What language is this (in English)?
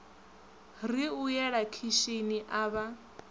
Venda